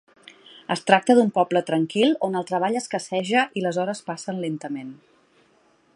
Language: Catalan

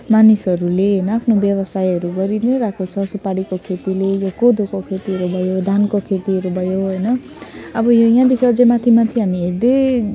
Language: Nepali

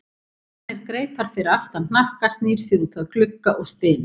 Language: Icelandic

